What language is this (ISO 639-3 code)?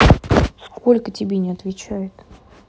rus